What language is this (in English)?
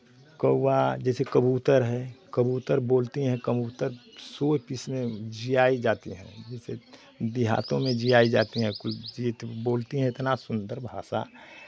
Hindi